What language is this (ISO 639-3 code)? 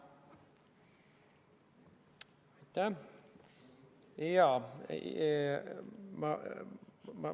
est